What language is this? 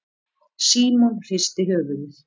Icelandic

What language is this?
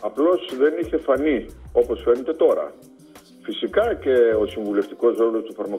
Greek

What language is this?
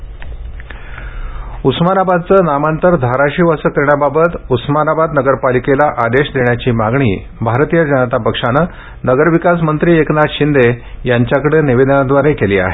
Marathi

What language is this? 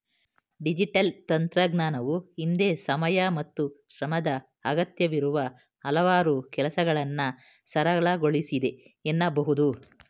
Kannada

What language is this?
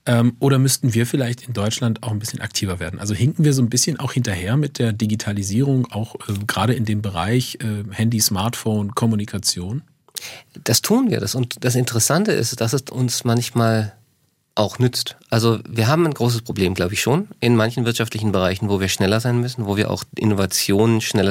German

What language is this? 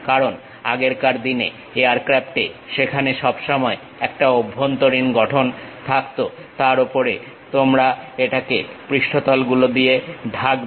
Bangla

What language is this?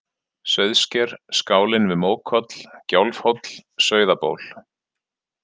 Icelandic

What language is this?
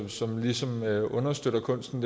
Danish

